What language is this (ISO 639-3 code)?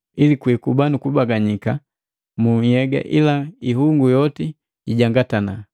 mgv